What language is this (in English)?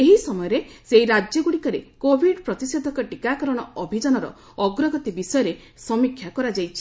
Odia